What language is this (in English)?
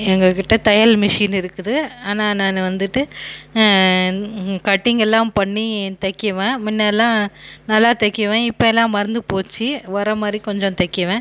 Tamil